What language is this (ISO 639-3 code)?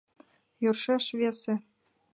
chm